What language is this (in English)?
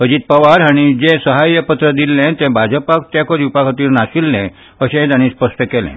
Konkani